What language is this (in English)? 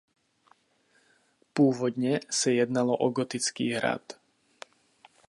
Czech